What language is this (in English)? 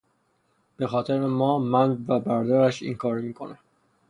Persian